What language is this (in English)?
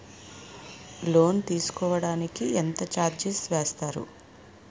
Telugu